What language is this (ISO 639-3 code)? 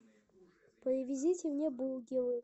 rus